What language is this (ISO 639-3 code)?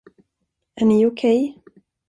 swe